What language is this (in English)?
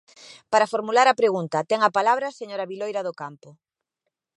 Galician